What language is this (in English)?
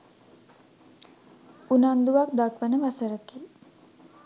Sinhala